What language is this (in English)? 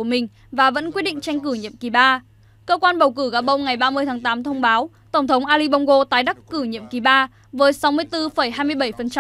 Vietnamese